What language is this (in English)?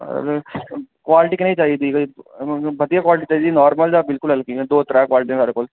Dogri